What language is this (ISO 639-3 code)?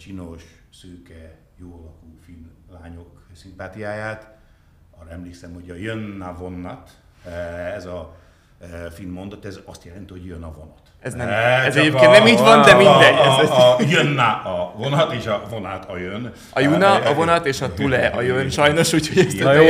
hun